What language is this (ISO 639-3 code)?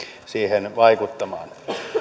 fin